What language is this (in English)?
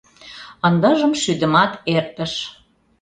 Mari